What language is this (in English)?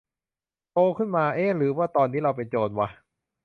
Thai